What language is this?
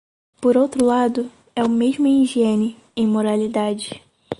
Portuguese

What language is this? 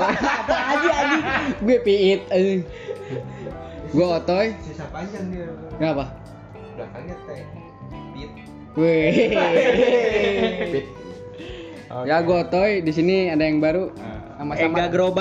Indonesian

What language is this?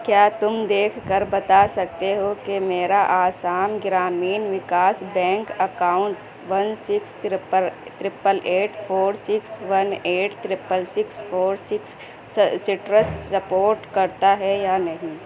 Urdu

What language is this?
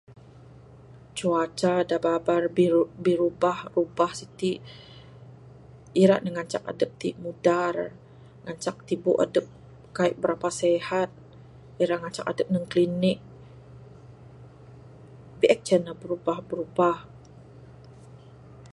Bukar-Sadung Bidayuh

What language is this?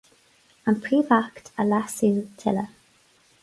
Irish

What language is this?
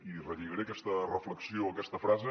Catalan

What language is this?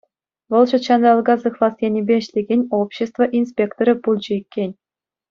Chuvash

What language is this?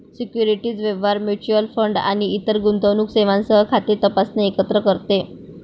Marathi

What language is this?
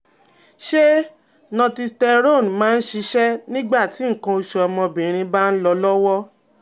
Yoruba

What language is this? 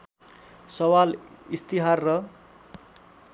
Nepali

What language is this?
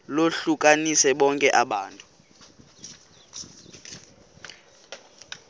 Xhosa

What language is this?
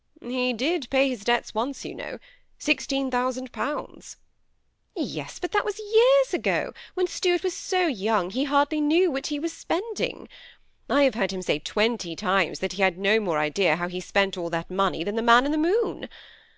English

